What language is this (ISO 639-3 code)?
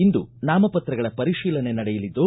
kan